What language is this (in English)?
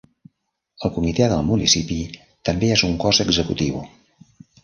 Catalan